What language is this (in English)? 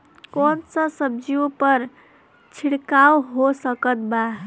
Bhojpuri